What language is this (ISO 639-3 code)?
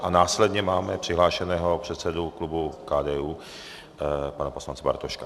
ces